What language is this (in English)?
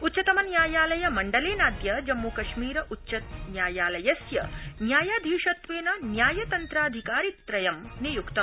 Sanskrit